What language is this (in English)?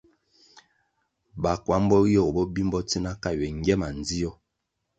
Kwasio